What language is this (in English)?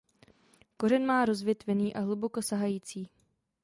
Czech